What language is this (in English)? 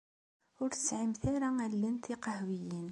Kabyle